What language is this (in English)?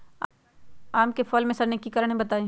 Magahi